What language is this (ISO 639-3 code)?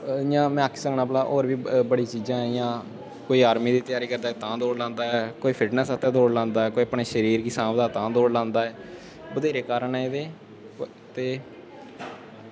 doi